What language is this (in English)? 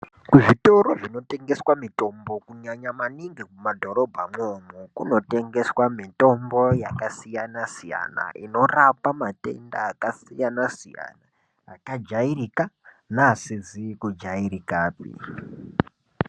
Ndau